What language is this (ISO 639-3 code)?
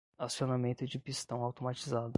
por